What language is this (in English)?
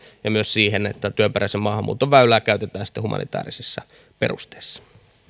Finnish